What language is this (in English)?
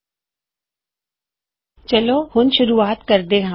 Punjabi